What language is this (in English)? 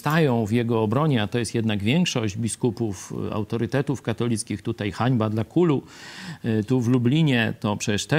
Polish